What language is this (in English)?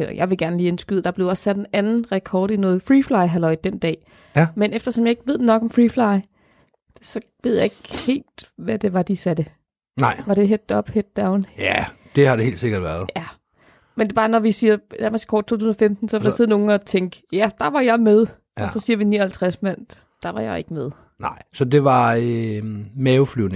Danish